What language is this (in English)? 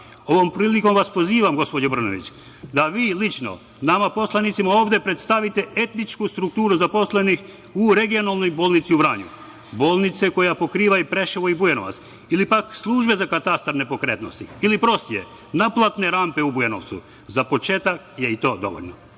Serbian